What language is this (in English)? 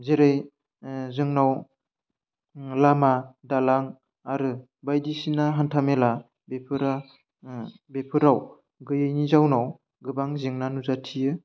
Bodo